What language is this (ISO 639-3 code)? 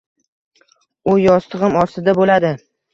uzb